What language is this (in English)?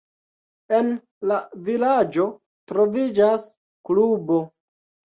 Esperanto